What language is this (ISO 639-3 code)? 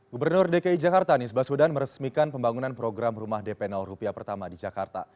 ind